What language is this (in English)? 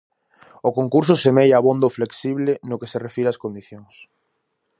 Galician